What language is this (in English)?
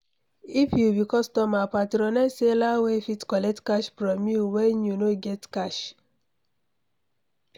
Nigerian Pidgin